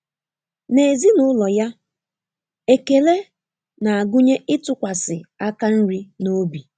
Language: Igbo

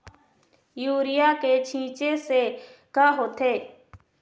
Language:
Chhattisgarhi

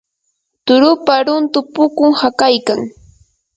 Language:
Yanahuanca Pasco Quechua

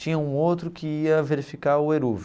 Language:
Portuguese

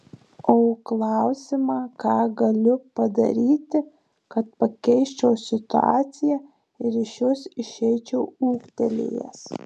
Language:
Lithuanian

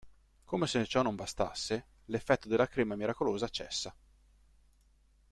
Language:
Italian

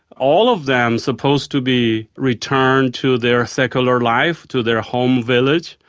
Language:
English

